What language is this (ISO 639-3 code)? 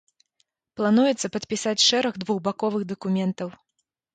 bel